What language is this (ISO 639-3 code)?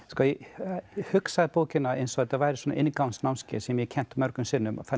isl